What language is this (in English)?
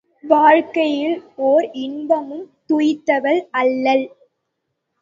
Tamil